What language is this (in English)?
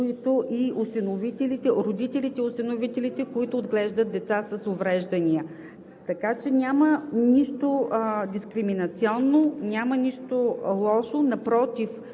Bulgarian